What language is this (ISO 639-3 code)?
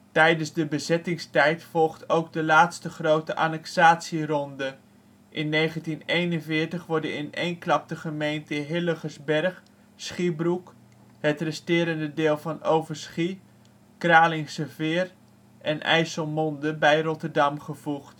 nld